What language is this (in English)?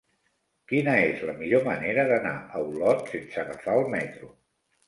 Catalan